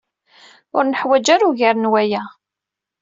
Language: Kabyle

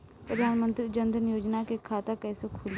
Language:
Bhojpuri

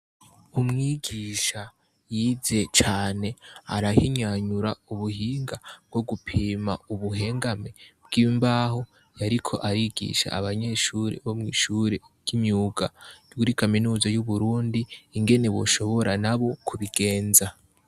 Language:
Rundi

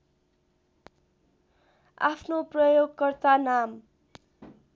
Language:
Nepali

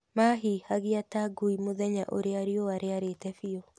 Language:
Kikuyu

